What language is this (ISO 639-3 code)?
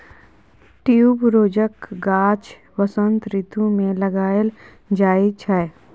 mai